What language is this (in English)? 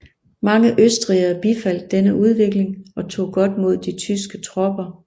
Danish